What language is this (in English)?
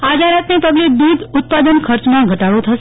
Gujarati